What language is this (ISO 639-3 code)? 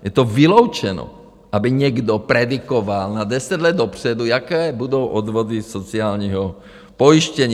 ces